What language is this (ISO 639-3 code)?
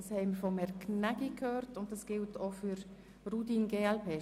gsw